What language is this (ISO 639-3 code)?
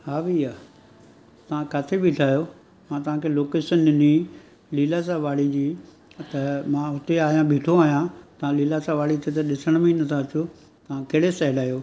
snd